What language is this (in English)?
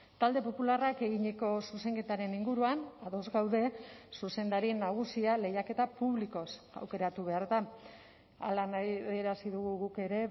Basque